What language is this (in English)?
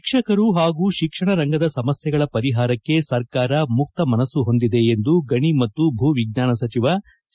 Kannada